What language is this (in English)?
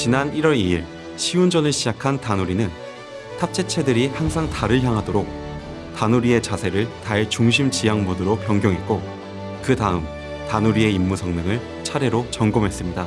Korean